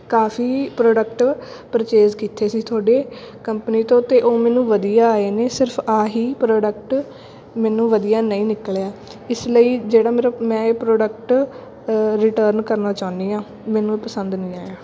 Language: Punjabi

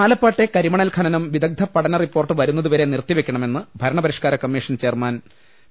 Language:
Malayalam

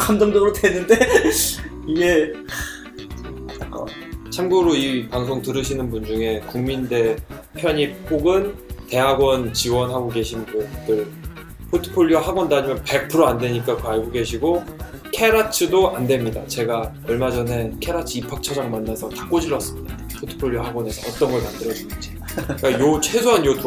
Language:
Korean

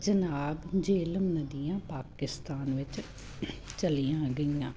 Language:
Punjabi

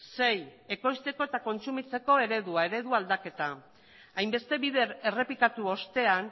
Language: Basque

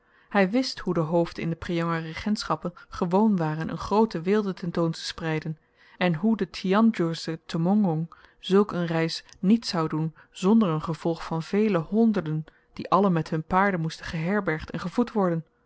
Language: Dutch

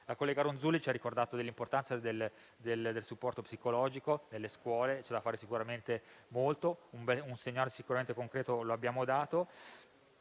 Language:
Italian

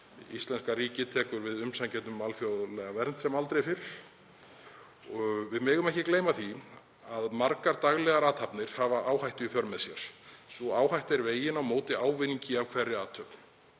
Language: Icelandic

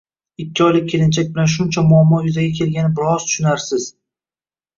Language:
Uzbek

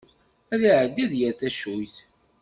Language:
Kabyle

